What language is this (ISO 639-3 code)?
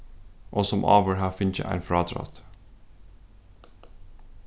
fao